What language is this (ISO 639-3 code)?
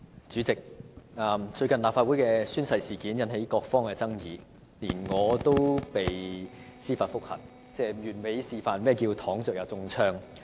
yue